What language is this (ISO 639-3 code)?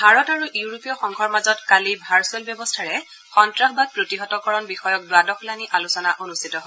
asm